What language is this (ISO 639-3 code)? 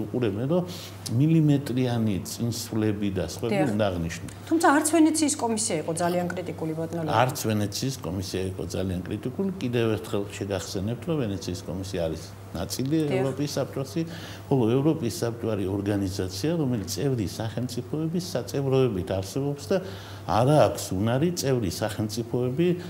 ron